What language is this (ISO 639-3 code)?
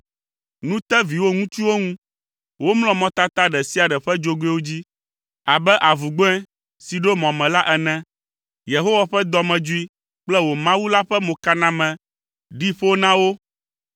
ewe